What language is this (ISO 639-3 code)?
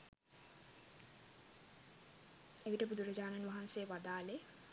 sin